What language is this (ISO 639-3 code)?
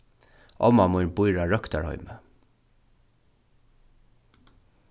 fao